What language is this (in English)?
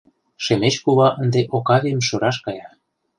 Mari